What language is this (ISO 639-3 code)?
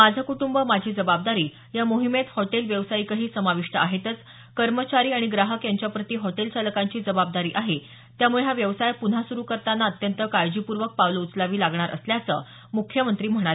mar